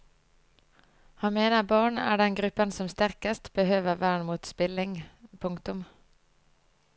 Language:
Norwegian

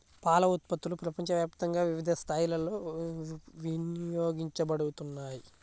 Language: Telugu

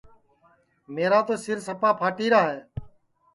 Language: Sansi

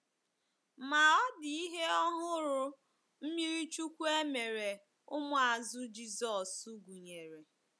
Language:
Igbo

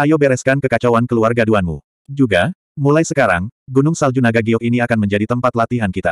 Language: Indonesian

